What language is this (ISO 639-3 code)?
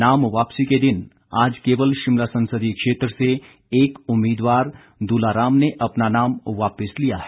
hin